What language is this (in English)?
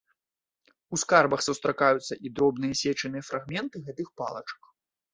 Belarusian